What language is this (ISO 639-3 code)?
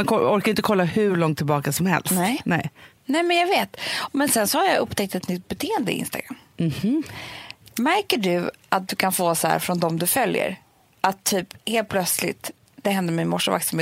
swe